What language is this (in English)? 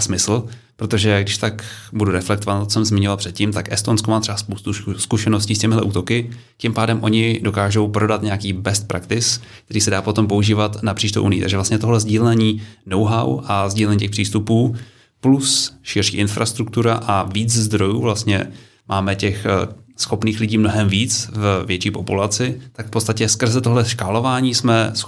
Czech